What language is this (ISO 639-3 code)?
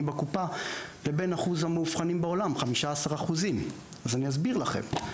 heb